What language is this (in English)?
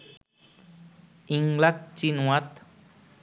Bangla